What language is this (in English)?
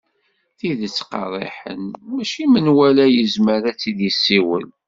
Kabyle